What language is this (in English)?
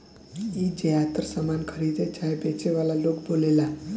Bhojpuri